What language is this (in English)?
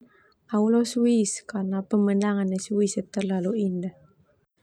Termanu